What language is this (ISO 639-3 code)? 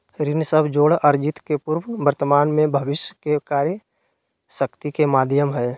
mag